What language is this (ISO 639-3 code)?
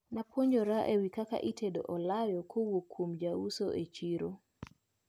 luo